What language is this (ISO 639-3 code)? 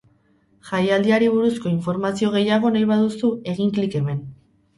eus